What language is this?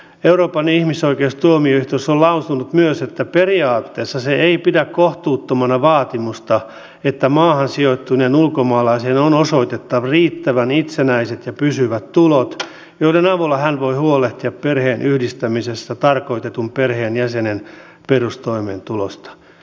Finnish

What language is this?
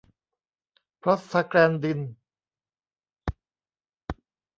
Thai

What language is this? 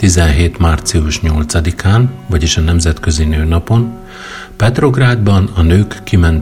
Hungarian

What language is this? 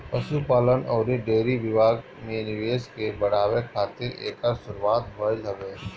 Bhojpuri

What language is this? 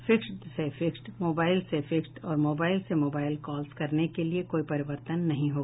Hindi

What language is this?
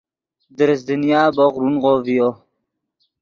Yidgha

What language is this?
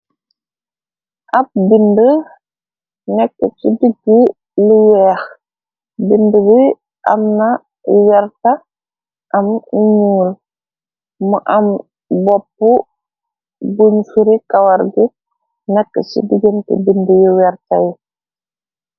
Wolof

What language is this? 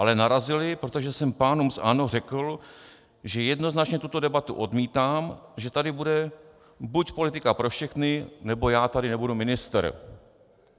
Czech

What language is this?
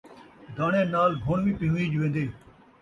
Saraiki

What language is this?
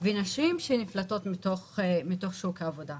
Hebrew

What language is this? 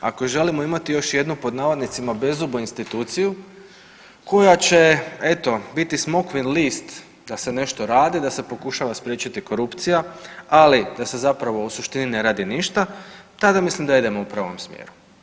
Croatian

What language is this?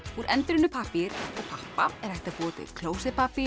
Icelandic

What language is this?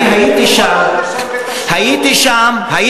Hebrew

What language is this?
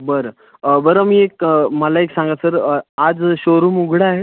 Marathi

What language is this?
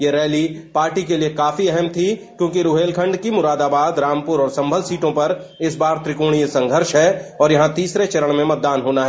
Hindi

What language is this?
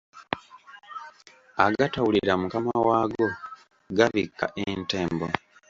Ganda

